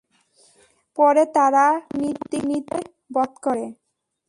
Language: Bangla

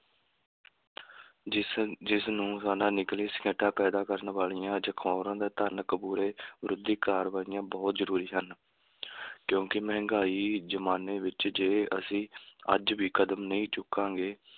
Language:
Punjabi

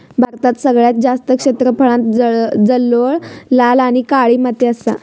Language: Marathi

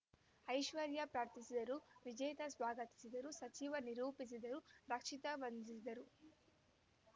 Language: Kannada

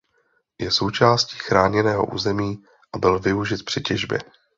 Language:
Czech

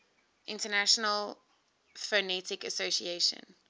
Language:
English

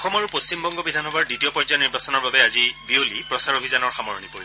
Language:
Assamese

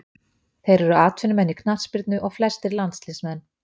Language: Icelandic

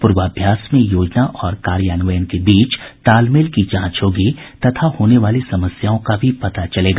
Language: Hindi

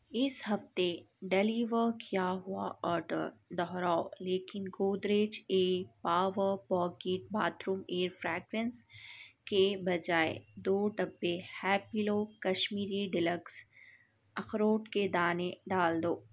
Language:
Urdu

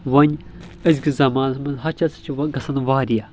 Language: Kashmiri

